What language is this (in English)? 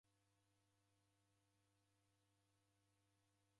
Taita